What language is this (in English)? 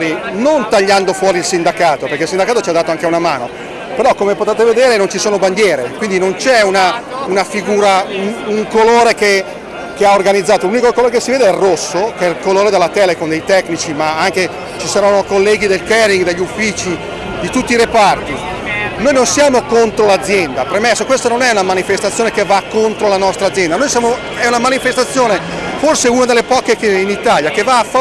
Italian